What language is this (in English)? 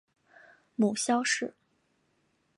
Chinese